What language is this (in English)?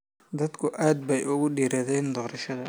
Somali